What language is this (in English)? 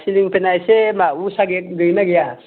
Bodo